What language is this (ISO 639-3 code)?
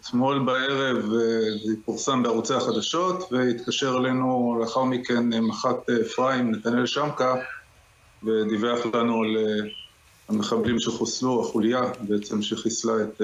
heb